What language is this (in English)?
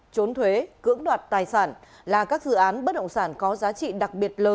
Vietnamese